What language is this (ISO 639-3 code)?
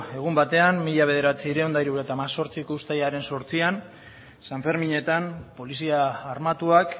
eus